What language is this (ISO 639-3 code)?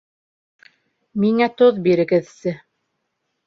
bak